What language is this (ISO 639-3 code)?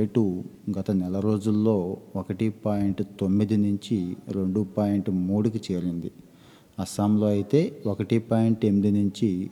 tel